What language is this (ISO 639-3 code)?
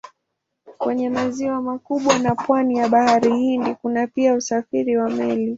swa